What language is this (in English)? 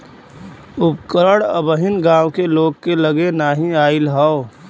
Bhojpuri